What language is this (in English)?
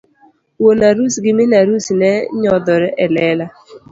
Luo (Kenya and Tanzania)